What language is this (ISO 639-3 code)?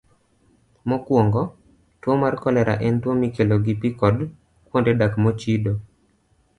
luo